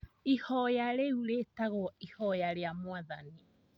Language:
Kikuyu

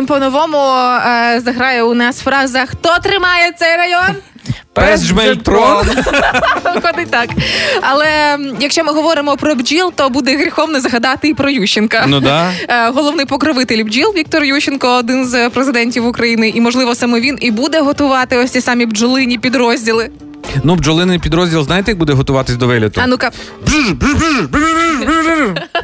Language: Ukrainian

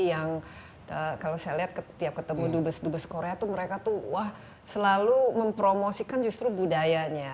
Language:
Indonesian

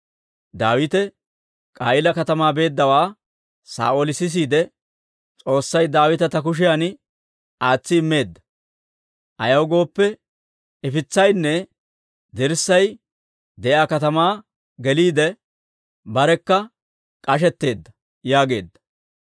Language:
Dawro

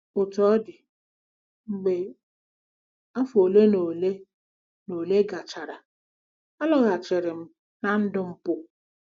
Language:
Igbo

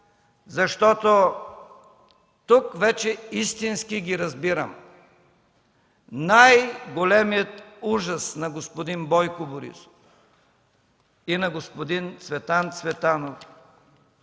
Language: Bulgarian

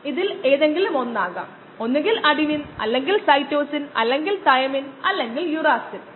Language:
Malayalam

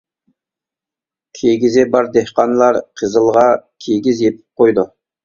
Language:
Uyghur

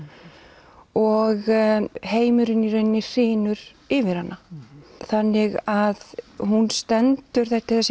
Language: Icelandic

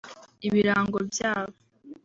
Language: Kinyarwanda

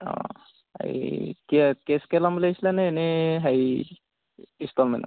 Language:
Assamese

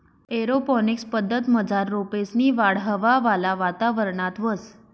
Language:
Marathi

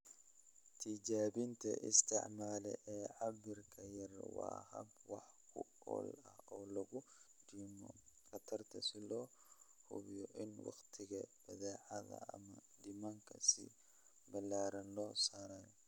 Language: Somali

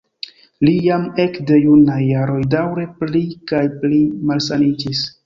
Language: Esperanto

